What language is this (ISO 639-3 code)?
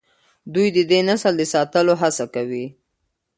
pus